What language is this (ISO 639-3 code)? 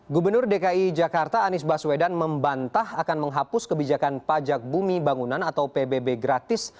ind